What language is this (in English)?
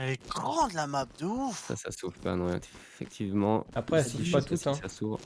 French